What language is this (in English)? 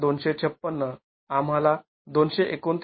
Marathi